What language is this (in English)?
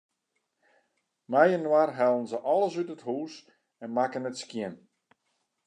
Western Frisian